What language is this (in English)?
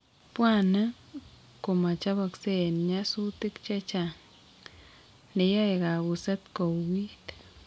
Kalenjin